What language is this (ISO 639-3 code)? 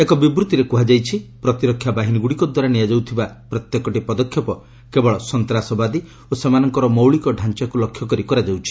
ori